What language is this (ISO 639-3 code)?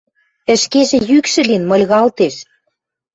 mrj